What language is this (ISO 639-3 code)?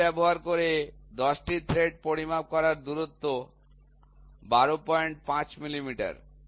ben